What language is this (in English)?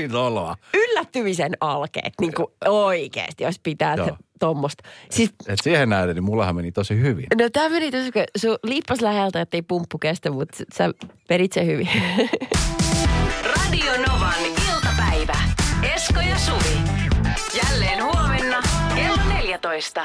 Finnish